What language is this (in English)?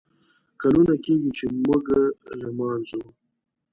Pashto